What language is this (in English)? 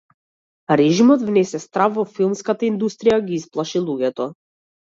Macedonian